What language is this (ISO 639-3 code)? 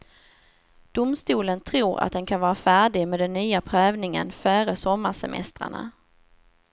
swe